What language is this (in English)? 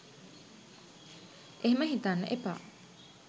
Sinhala